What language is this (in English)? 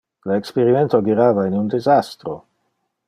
Interlingua